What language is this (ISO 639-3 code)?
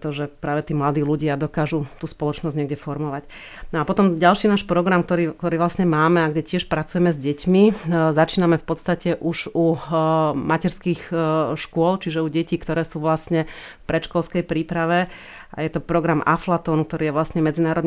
slk